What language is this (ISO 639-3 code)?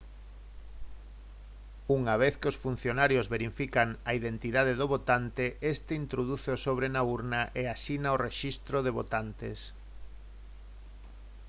glg